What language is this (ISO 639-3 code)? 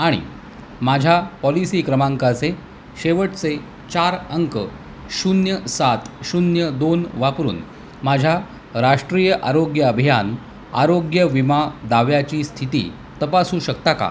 mar